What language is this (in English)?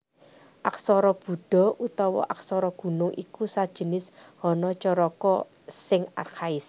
Javanese